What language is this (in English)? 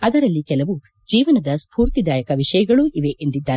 Kannada